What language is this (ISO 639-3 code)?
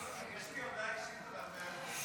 heb